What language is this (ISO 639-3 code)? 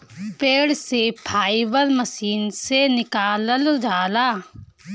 bho